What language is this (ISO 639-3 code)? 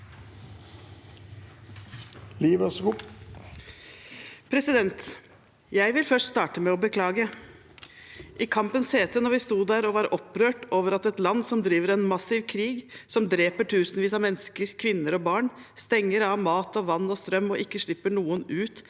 nor